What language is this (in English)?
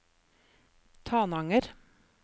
Norwegian